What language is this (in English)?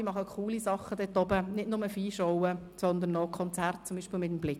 Swiss German